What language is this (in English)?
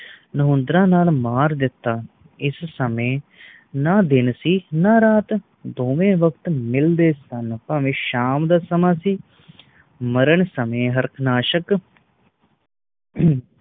Punjabi